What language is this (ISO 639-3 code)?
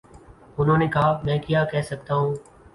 urd